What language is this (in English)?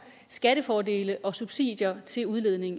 Danish